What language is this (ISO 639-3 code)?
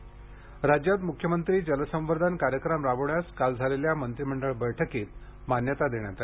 mar